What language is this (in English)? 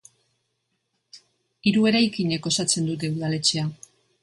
Basque